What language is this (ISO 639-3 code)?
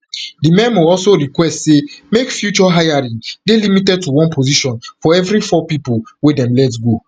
pcm